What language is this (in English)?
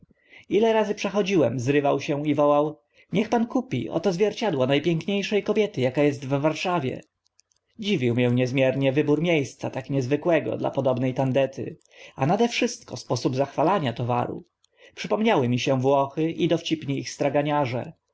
Polish